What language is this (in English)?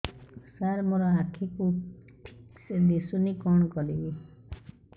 Odia